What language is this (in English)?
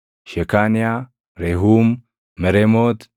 Oromo